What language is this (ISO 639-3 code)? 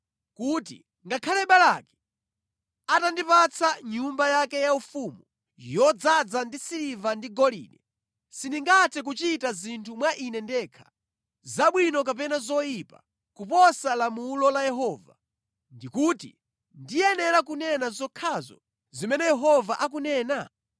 nya